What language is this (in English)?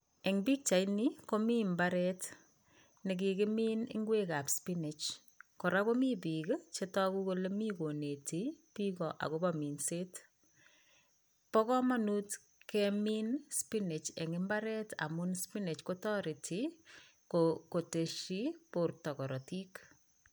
Kalenjin